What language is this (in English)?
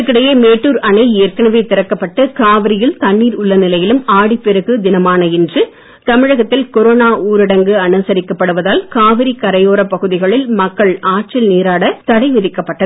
Tamil